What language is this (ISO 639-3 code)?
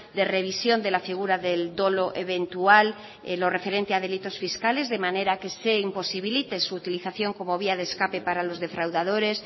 spa